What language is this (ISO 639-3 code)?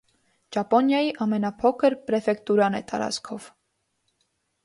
hye